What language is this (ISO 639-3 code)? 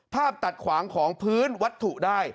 tha